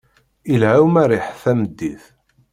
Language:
Kabyle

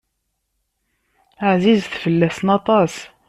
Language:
Kabyle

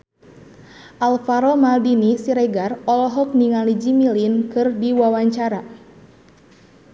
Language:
Sundanese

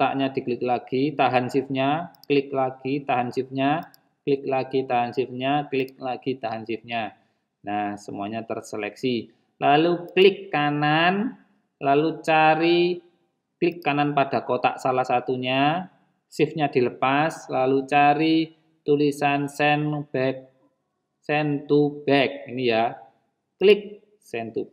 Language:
Indonesian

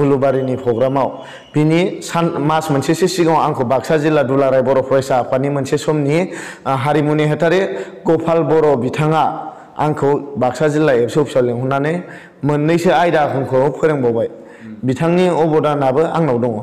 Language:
Korean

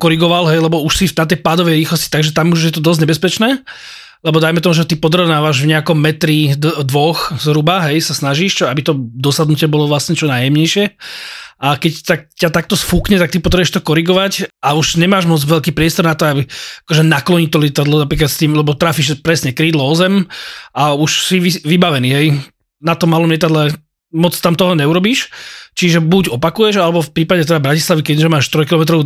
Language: Slovak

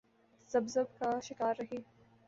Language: Urdu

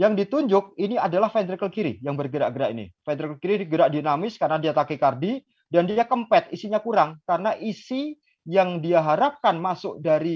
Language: Indonesian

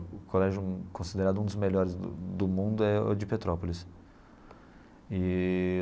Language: Portuguese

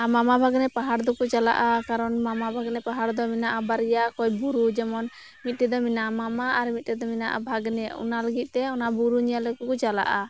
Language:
Santali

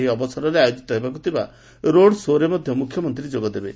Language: Odia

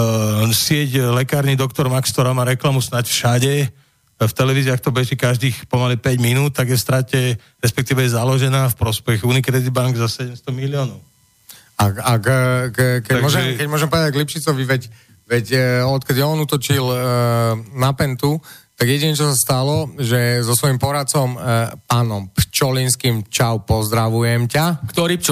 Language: Slovak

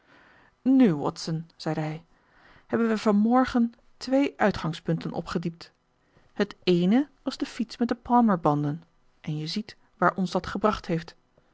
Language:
Dutch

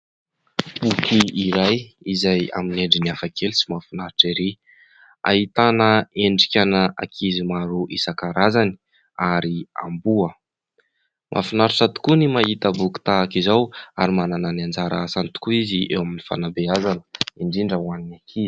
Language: Malagasy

